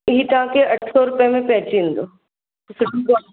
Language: Sindhi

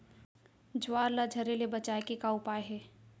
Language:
Chhattisgarhi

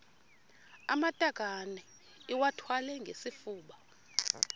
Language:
Xhosa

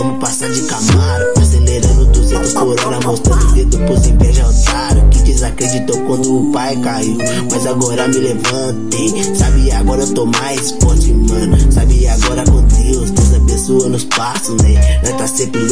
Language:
Thai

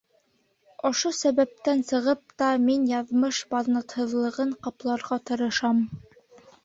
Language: Bashkir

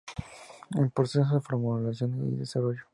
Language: Spanish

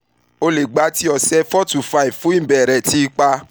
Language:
Yoruba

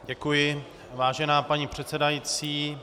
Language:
Czech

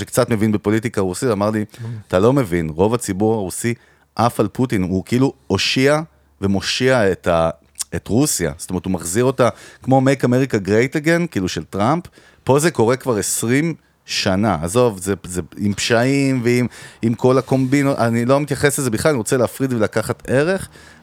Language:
Hebrew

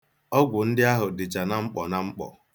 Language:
Igbo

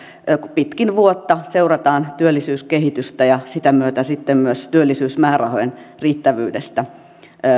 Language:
Finnish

